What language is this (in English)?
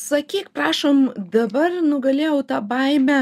Lithuanian